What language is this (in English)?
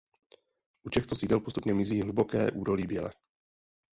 Czech